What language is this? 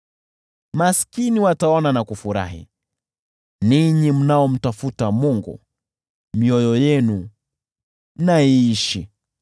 Swahili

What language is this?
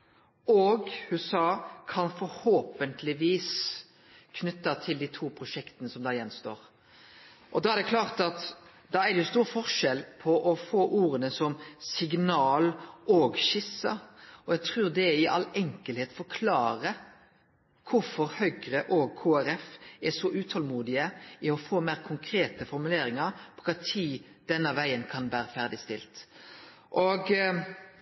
Norwegian Nynorsk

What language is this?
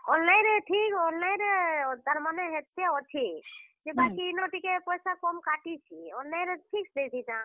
Odia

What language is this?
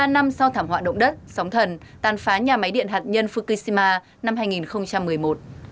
Vietnamese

